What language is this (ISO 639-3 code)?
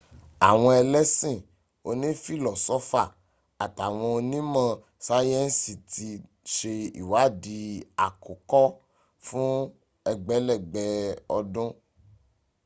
yor